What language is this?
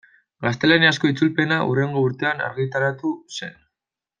Basque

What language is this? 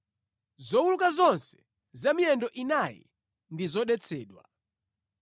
Nyanja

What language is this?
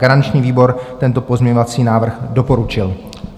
Czech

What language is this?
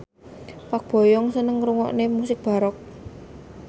Javanese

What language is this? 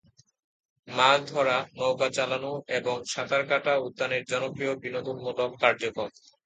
Bangla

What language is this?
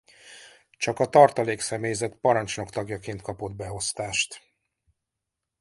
Hungarian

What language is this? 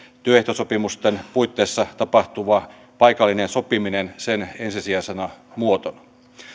Finnish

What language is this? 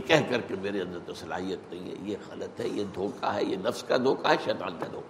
Urdu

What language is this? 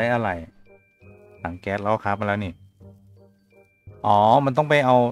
Thai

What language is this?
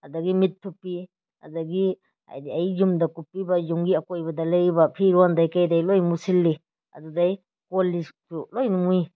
Manipuri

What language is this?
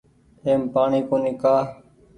Goaria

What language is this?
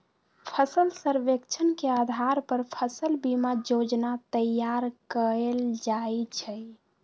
Magahi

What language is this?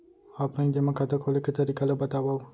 Chhattisgarhi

